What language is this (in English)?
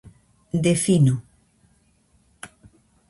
Galician